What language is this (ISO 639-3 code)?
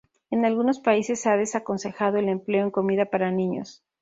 spa